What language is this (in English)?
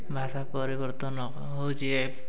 Odia